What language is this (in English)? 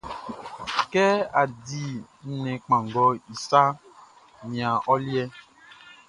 Baoulé